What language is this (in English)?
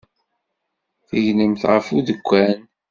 Kabyle